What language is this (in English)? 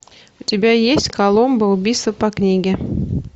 Russian